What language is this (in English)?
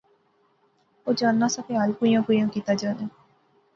Pahari-Potwari